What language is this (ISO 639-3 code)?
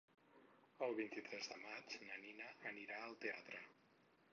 cat